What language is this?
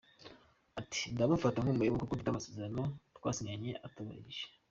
Kinyarwanda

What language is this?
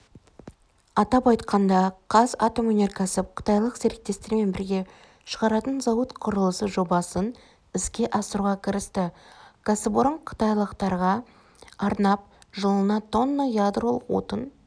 Kazakh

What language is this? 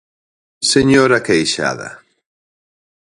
Galician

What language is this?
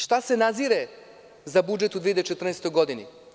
Serbian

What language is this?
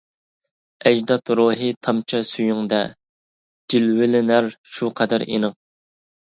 Uyghur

